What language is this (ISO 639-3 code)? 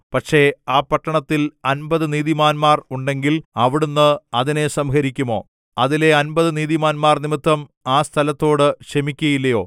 mal